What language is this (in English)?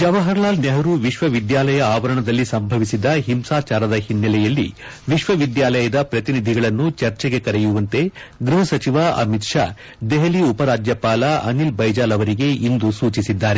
Kannada